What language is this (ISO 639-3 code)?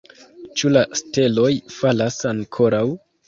epo